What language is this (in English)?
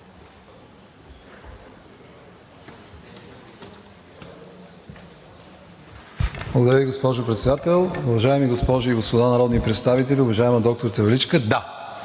Bulgarian